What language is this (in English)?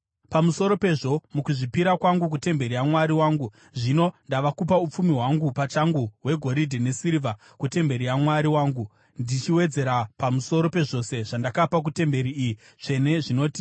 Shona